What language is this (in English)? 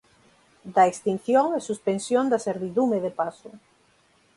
Galician